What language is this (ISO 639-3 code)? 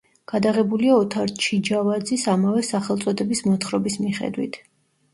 kat